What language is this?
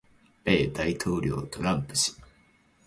Japanese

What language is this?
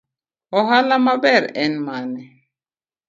Luo (Kenya and Tanzania)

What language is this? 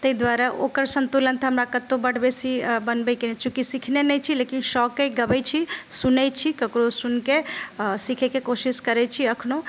Maithili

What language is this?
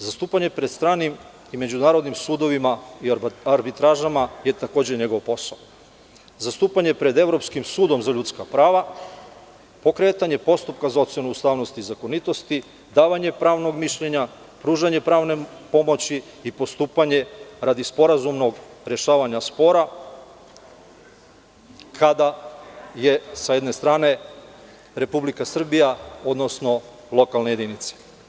Serbian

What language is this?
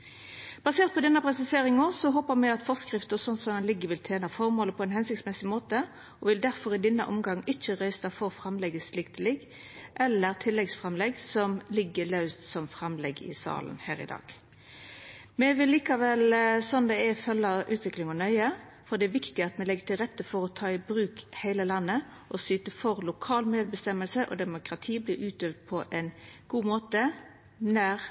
Norwegian Nynorsk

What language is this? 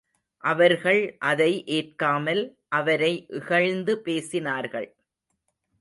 Tamil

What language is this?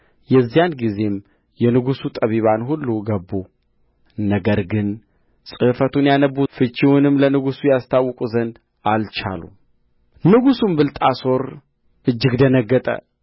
Amharic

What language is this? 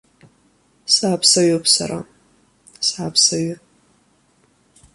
Abkhazian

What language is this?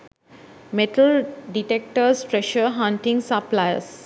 Sinhala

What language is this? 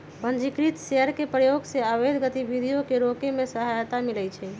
Magahi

